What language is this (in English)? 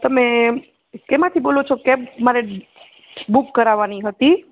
Gujarati